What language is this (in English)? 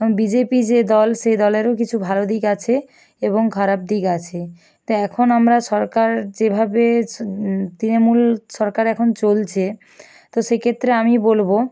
Bangla